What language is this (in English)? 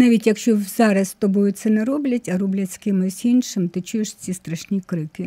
Ukrainian